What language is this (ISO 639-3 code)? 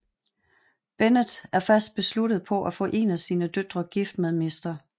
dan